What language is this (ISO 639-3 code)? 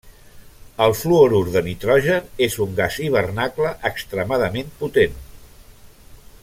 cat